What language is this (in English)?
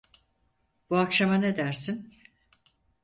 Turkish